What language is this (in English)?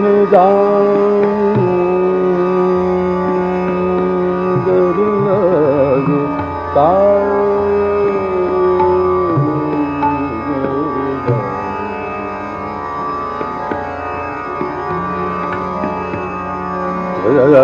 Malayalam